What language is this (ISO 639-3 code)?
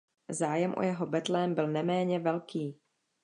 ces